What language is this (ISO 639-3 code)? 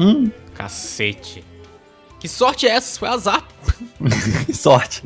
por